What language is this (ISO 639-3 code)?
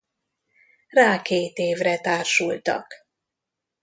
hun